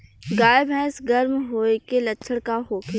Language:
Bhojpuri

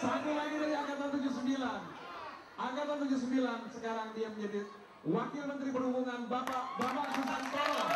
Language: Indonesian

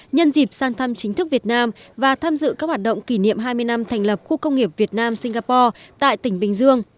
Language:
Vietnamese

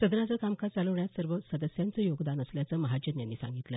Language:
Marathi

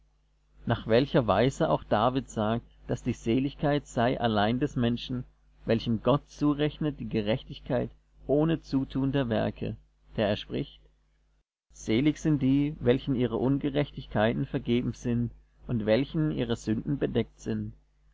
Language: German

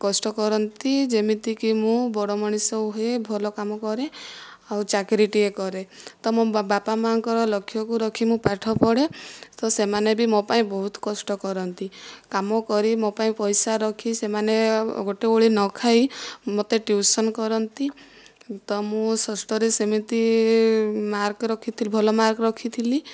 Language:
Odia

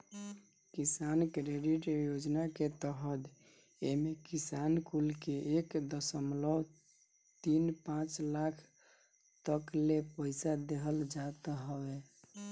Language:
Bhojpuri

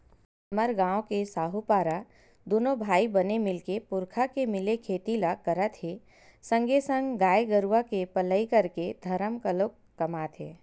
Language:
Chhattisgarhi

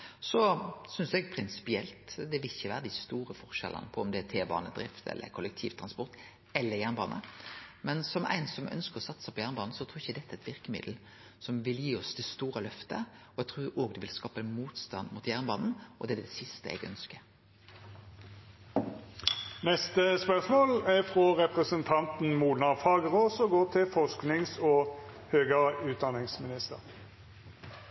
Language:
Norwegian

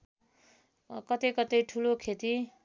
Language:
Nepali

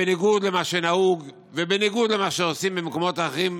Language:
Hebrew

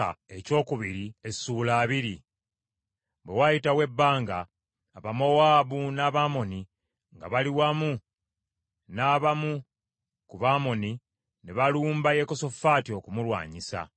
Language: Ganda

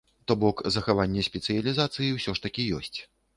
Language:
Belarusian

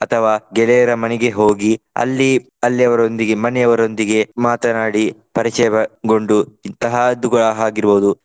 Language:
Kannada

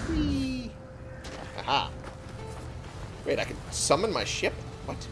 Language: English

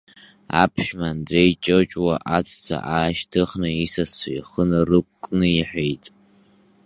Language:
Abkhazian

